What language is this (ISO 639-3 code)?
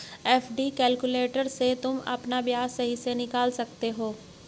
hin